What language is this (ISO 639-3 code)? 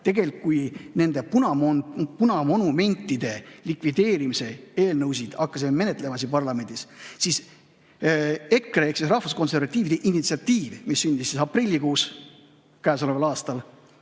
est